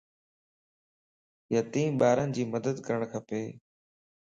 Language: Lasi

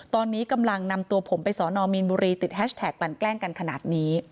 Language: Thai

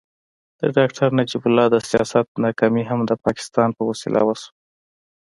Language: Pashto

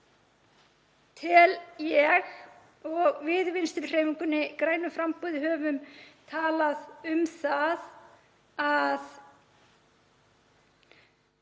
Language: Icelandic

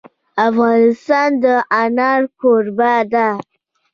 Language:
Pashto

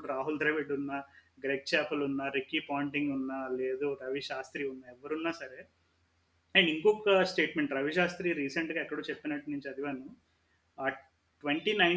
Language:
Telugu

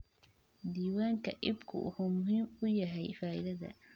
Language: Somali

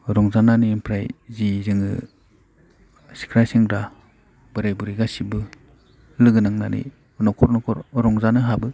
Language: Bodo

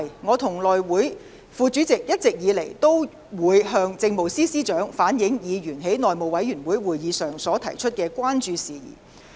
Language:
Cantonese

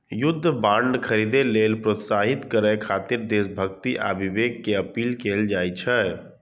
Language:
Maithili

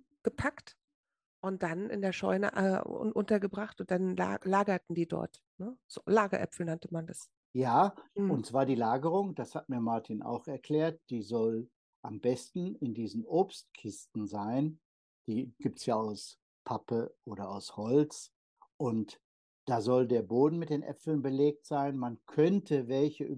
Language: German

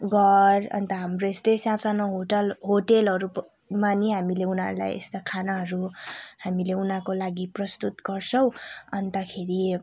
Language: Nepali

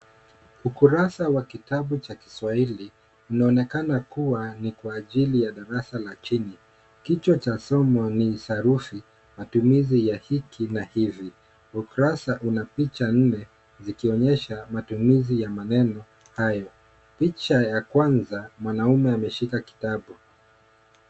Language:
Swahili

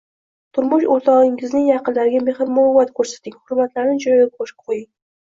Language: Uzbek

